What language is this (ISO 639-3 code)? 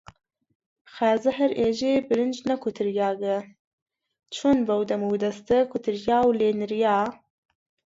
ckb